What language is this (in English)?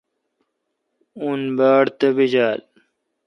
Kalkoti